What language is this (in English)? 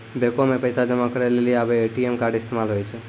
Maithili